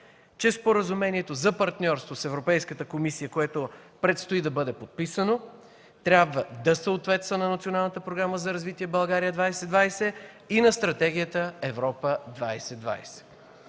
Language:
Bulgarian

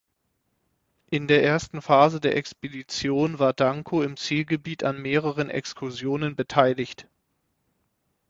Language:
German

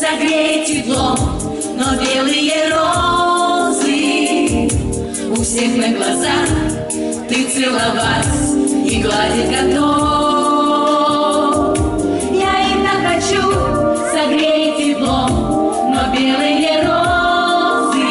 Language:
Russian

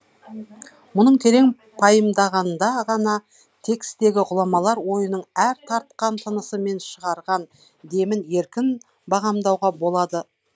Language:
Kazakh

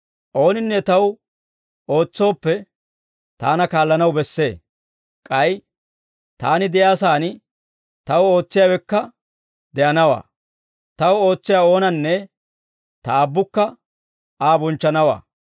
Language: Dawro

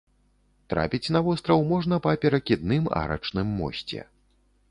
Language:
Belarusian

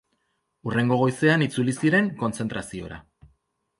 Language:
Basque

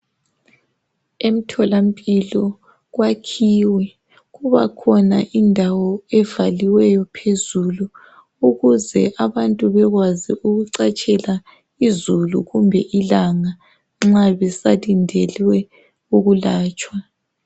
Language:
North Ndebele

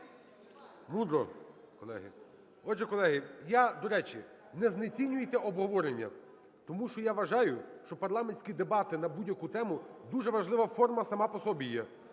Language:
Ukrainian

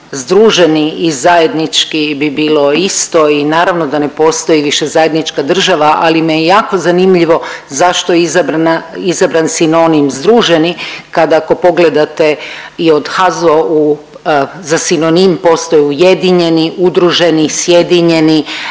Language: Croatian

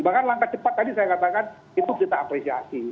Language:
Indonesian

